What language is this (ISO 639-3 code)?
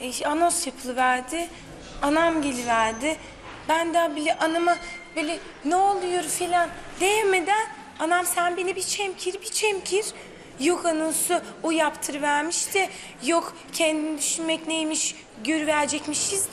tur